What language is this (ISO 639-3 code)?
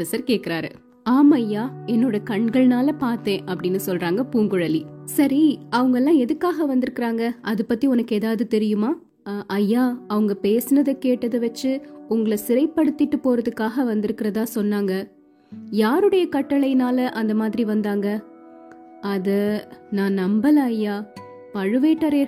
tam